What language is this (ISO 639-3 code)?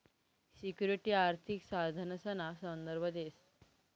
mar